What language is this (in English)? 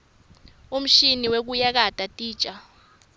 Swati